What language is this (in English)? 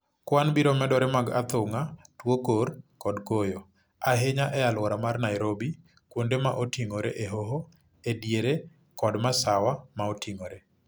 Luo (Kenya and Tanzania)